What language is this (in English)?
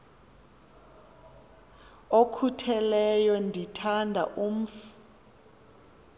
Xhosa